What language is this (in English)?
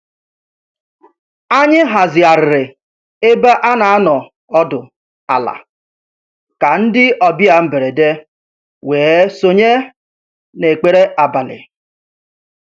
Igbo